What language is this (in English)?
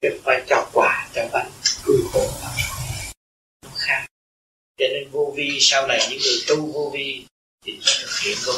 Vietnamese